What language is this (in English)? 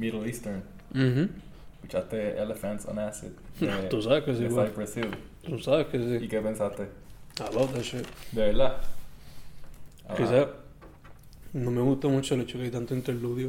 Spanish